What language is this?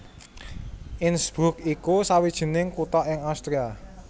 Javanese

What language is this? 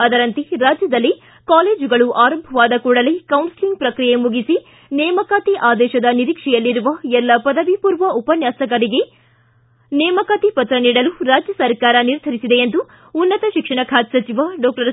Kannada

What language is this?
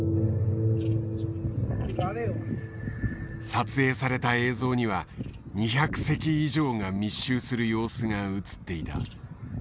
Japanese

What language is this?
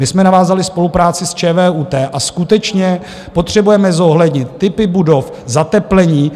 Czech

